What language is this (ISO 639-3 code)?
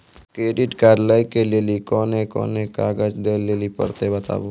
mai